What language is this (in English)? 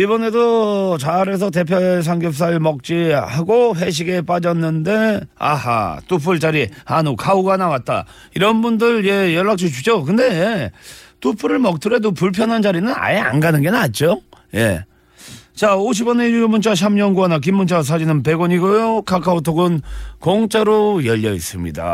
Korean